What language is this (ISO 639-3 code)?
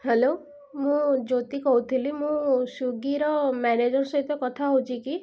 ori